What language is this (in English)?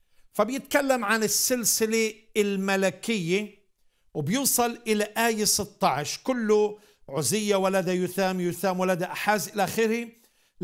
Arabic